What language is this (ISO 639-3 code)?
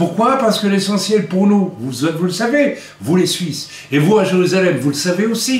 fra